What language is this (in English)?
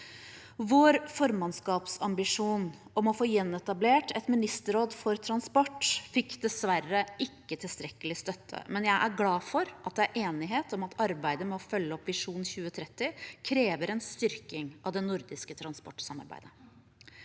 Norwegian